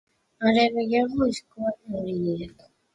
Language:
Basque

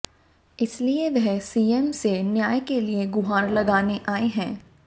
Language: Hindi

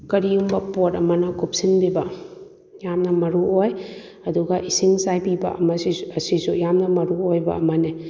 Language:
Manipuri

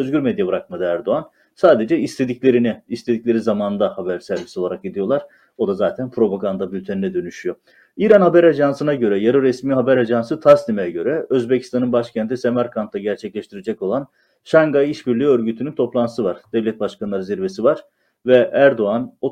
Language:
Turkish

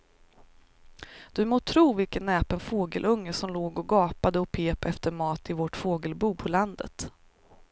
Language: Swedish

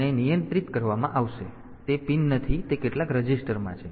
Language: Gujarati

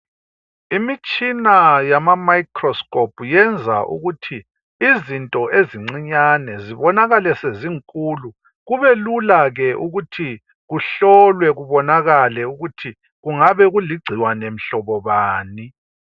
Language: North Ndebele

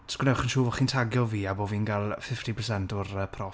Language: Welsh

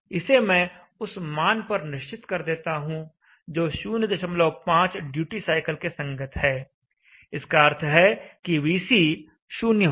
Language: Hindi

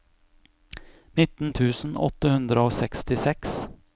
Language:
Norwegian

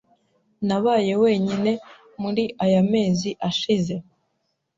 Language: Kinyarwanda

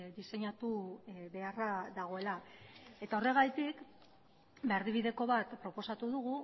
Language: Basque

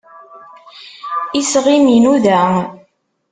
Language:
Kabyle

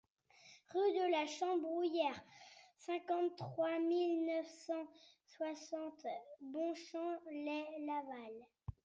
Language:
French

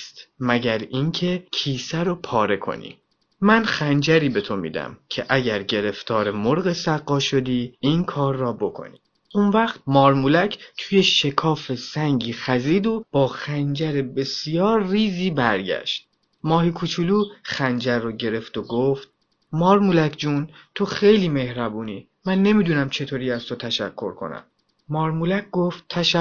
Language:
Persian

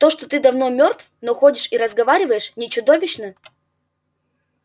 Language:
Russian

